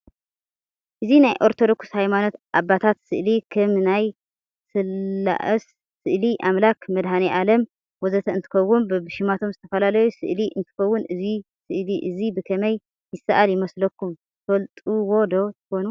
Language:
Tigrinya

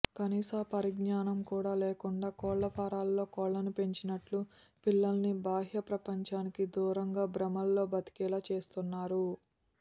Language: Telugu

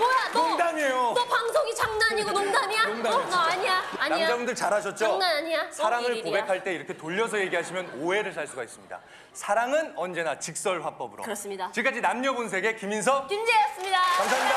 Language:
Korean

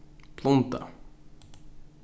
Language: Faroese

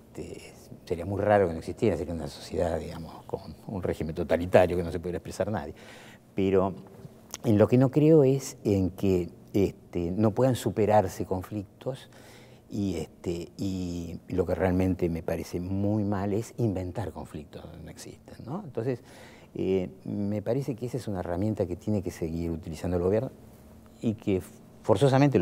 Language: Spanish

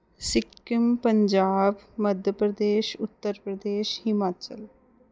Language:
Punjabi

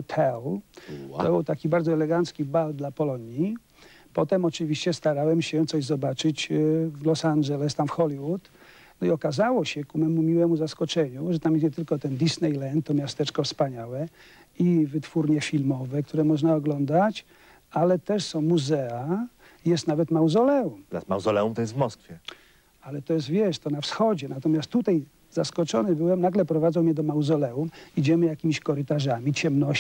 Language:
Polish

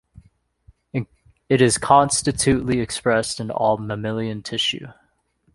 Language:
English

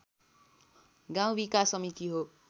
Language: Nepali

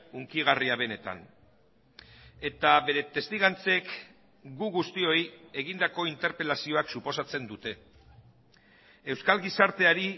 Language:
Basque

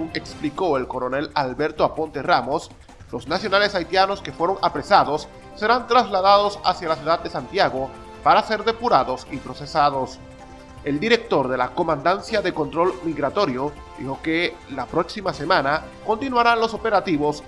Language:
Spanish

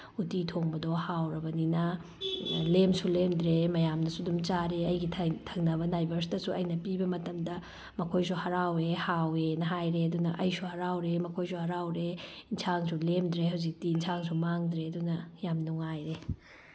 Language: Manipuri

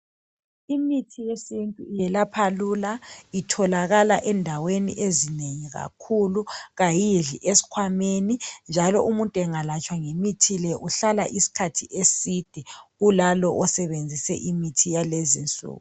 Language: North Ndebele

